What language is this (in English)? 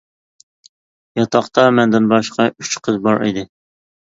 Uyghur